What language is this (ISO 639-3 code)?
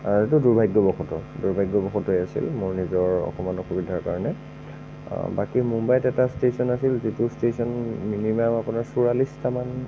asm